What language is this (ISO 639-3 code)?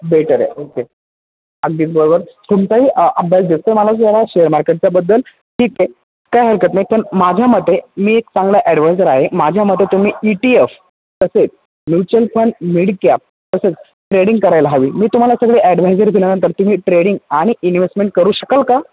mar